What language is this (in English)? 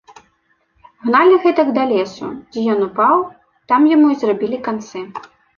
Belarusian